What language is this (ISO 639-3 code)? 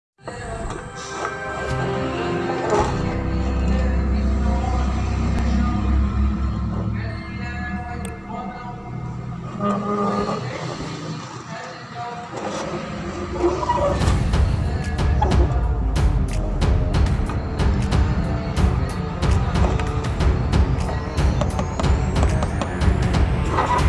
ind